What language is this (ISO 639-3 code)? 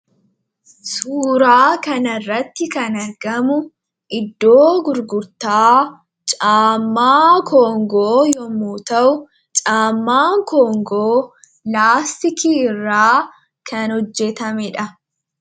orm